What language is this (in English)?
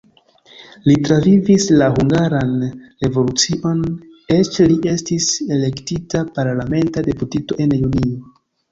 Esperanto